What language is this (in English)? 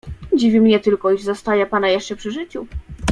Polish